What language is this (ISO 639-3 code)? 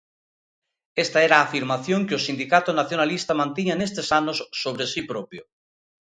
glg